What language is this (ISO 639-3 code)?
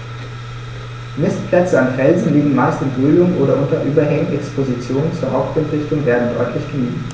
deu